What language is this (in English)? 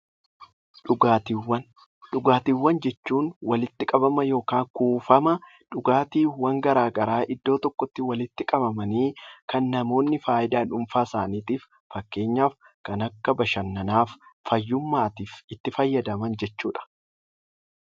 Oromo